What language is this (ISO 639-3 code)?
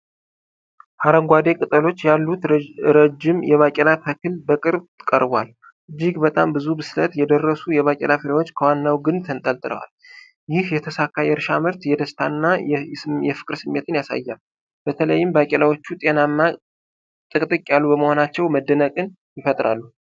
amh